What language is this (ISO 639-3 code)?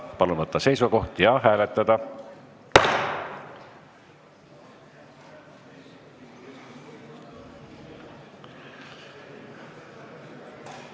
est